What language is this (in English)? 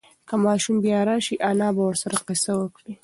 Pashto